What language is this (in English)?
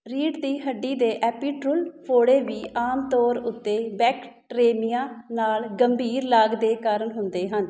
Punjabi